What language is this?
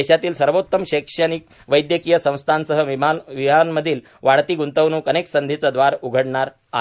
Marathi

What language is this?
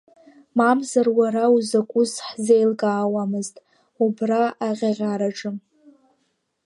Abkhazian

